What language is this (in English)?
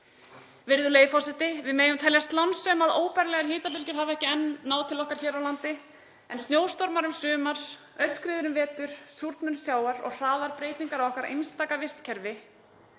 Icelandic